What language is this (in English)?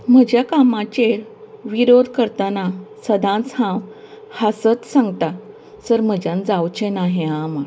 Konkani